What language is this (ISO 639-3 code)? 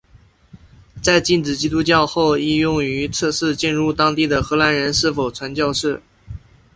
zho